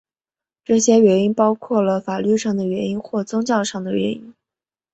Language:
Chinese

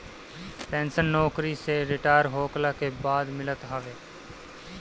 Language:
Bhojpuri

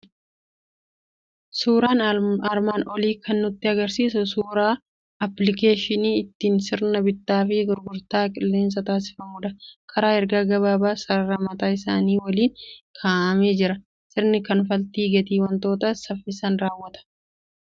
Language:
Oromo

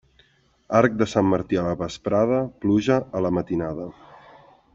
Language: Catalan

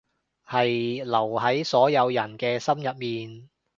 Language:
Cantonese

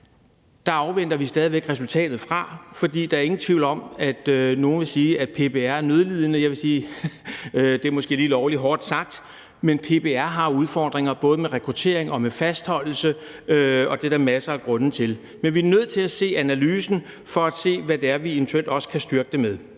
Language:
Danish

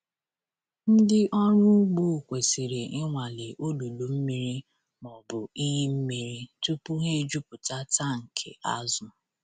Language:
Igbo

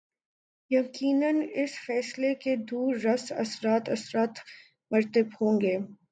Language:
Urdu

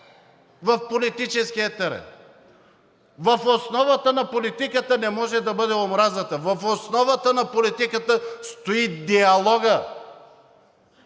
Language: Bulgarian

